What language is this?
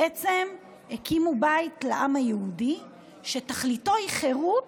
Hebrew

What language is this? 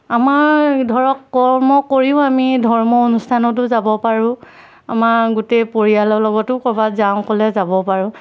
Assamese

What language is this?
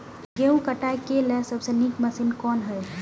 Maithili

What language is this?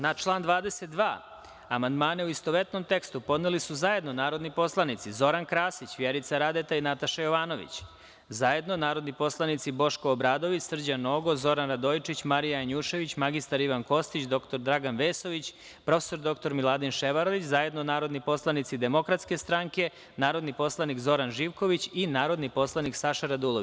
Serbian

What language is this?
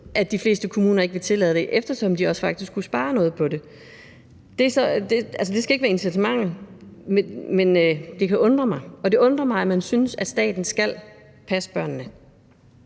Danish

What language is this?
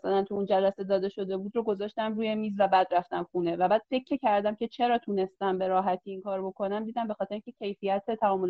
Persian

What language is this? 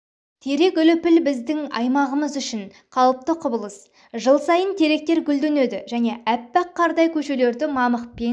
Kazakh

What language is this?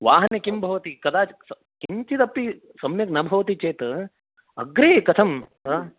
Sanskrit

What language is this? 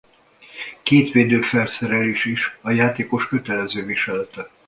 Hungarian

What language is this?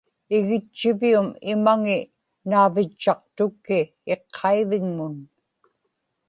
Inupiaq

